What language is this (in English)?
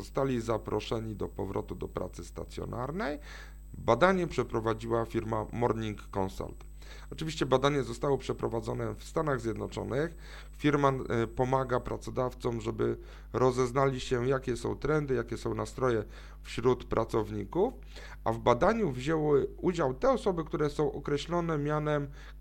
Polish